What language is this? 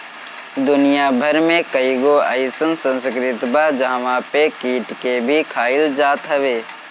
Bhojpuri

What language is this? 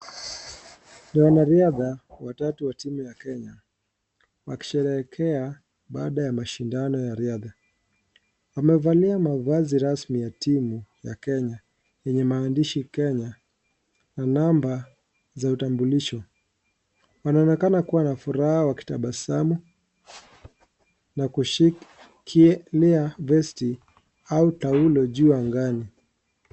Swahili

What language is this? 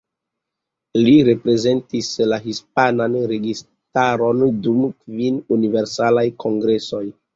Esperanto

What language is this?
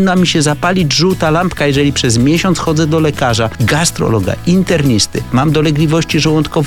Polish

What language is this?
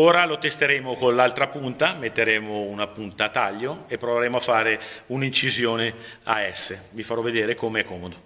Italian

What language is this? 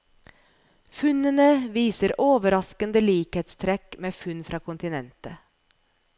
Norwegian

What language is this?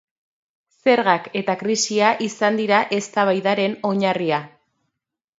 Basque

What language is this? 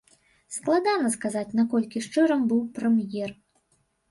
Belarusian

